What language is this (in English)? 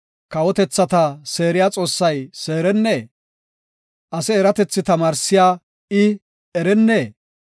Gofa